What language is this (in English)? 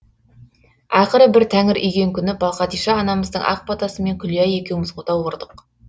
Kazakh